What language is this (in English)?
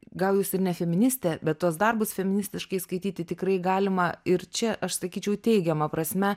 Lithuanian